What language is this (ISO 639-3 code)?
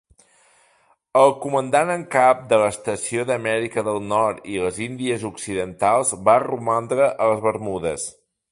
cat